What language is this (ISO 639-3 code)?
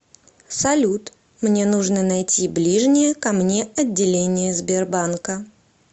rus